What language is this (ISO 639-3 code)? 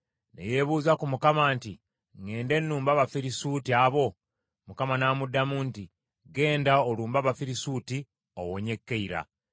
lug